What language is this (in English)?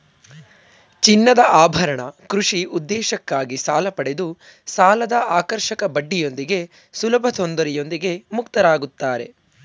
Kannada